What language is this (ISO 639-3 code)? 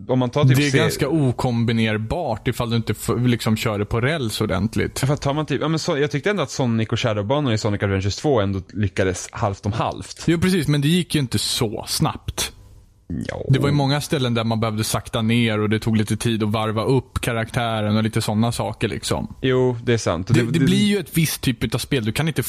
swe